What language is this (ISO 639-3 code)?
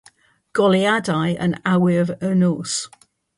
cym